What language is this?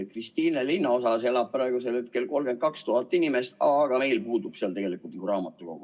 Estonian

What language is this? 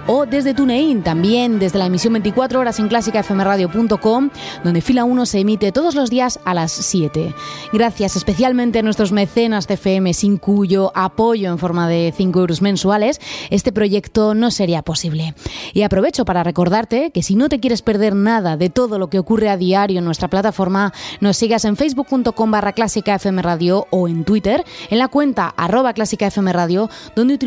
Spanish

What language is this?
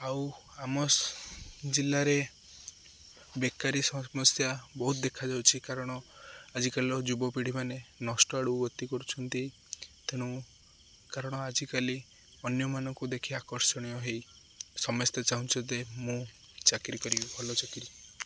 Odia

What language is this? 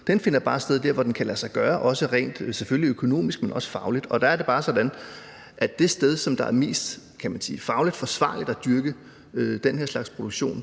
Danish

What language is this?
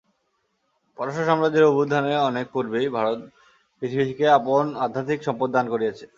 Bangla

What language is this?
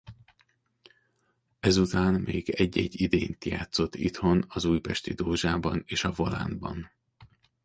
Hungarian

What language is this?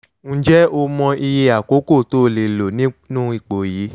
Yoruba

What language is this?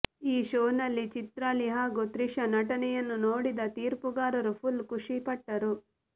Kannada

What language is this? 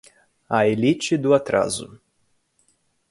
Portuguese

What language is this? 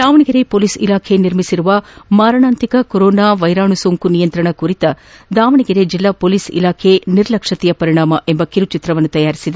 Kannada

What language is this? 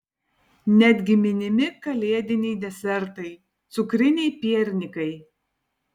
Lithuanian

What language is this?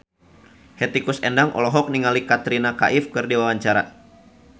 Sundanese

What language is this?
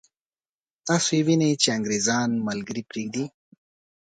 Pashto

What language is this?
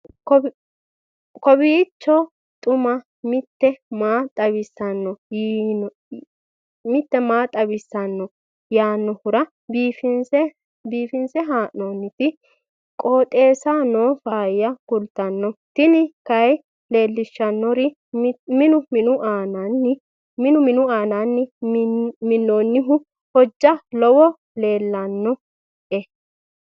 Sidamo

